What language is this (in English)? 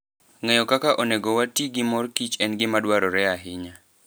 Luo (Kenya and Tanzania)